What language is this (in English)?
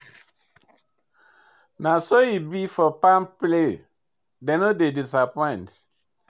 Nigerian Pidgin